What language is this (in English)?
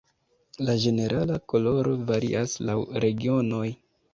Esperanto